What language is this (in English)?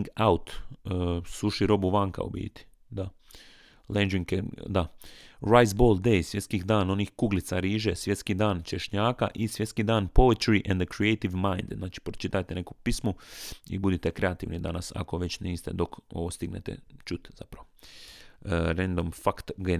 Croatian